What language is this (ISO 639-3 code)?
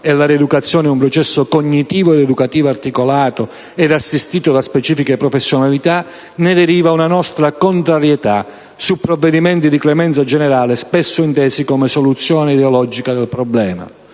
ita